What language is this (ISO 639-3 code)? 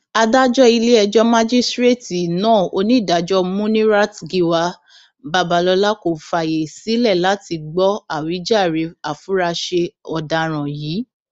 yor